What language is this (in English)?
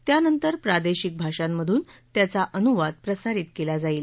Marathi